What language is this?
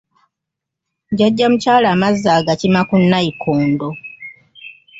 Ganda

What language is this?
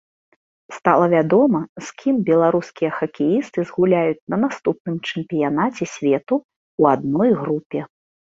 Belarusian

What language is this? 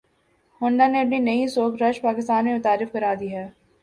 Urdu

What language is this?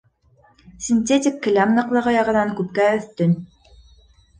Bashkir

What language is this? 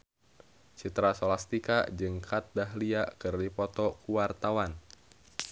Sundanese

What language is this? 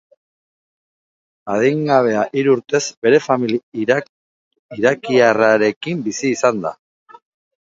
Basque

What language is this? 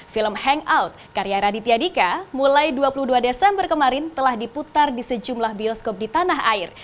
Indonesian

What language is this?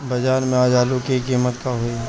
Bhojpuri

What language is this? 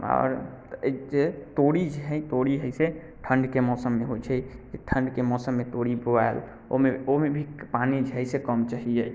Maithili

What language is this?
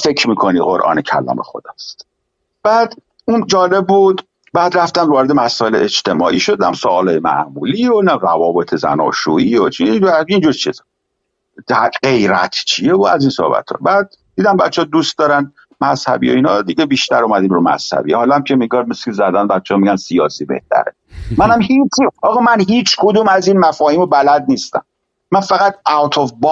Persian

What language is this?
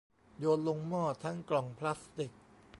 Thai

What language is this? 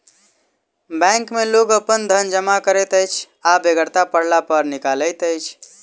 Maithili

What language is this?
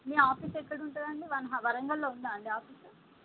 Telugu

